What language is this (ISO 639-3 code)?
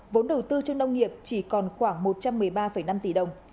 vie